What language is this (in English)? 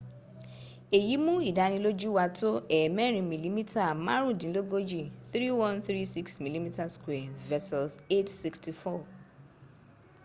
Yoruba